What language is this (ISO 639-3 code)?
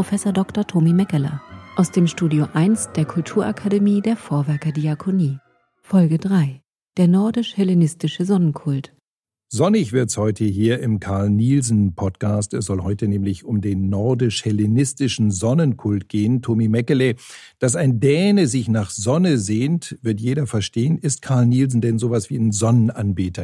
deu